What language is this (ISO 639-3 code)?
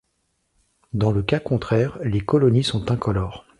fra